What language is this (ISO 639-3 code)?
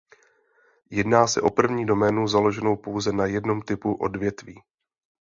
ces